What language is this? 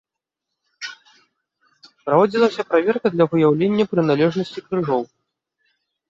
Belarusian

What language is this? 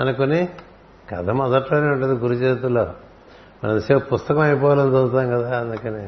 Telugu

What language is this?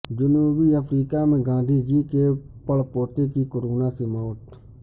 Urdu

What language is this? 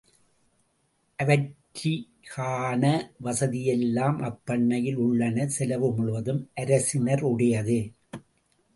Tamil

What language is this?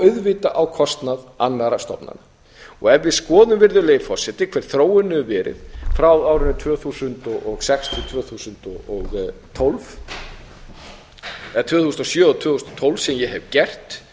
Icelandic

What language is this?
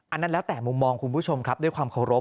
Thai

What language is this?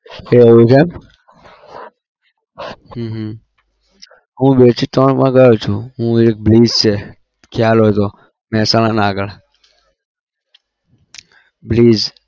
Gujarati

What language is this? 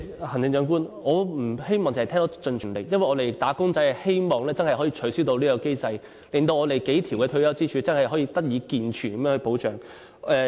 Cantonese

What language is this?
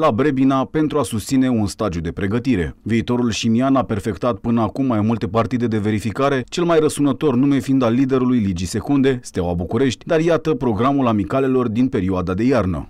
Romanian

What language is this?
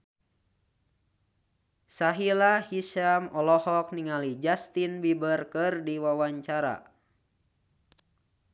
Sundanese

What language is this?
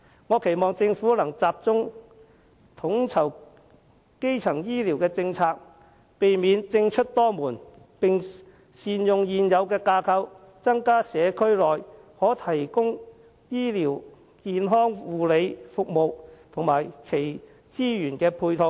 Cantonese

